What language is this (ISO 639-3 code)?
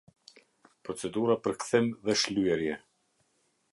sqi